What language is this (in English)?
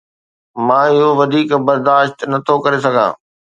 Sindhi